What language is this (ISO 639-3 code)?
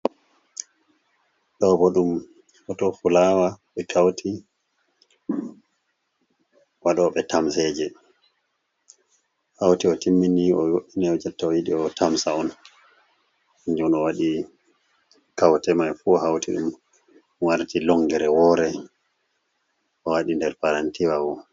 ful